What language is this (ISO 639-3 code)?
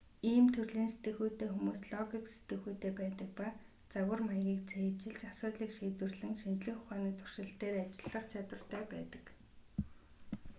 mon